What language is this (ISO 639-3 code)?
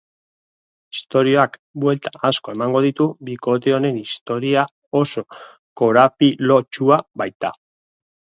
eus